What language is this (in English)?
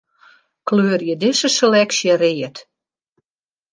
Western Frisian